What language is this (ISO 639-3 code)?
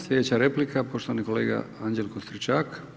hrv